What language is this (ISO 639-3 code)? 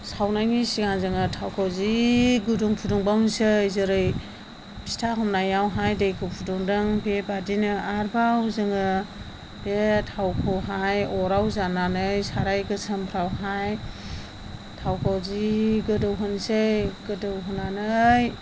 brx